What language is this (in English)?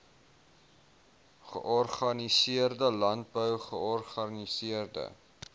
Afrikaans